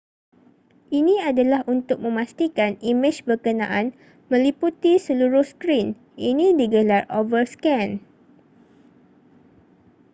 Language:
Malay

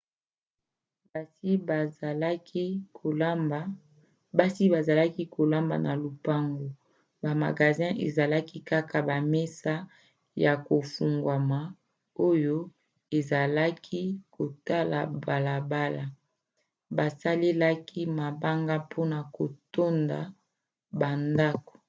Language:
Lingala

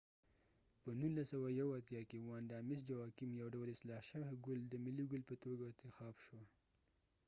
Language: Pashto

